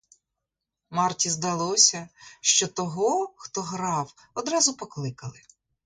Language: Ukrainian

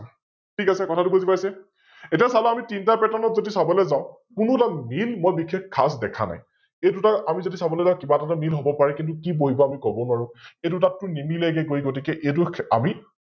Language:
Assamese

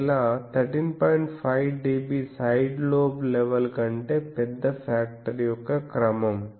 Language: Telugu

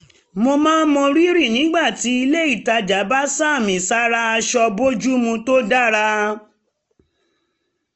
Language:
Yoruba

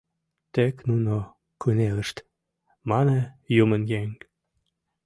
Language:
Mari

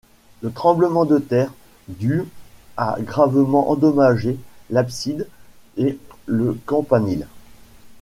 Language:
French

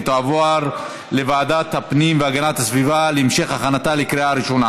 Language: Hebrew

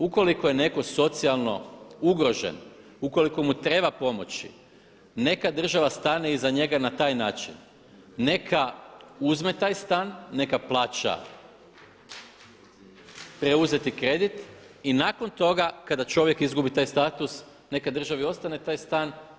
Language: Croatian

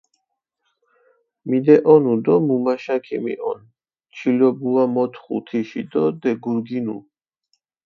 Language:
Mingrelian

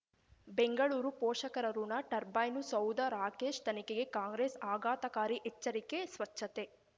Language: Kannada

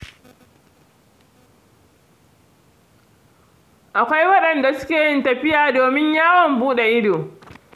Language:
Hausa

